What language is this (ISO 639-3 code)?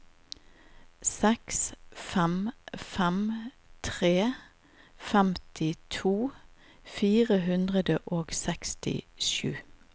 nor